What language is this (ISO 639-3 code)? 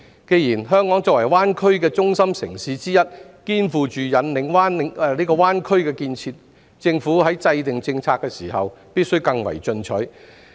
yue